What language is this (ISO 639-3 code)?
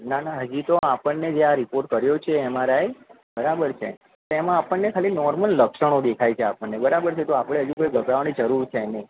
guj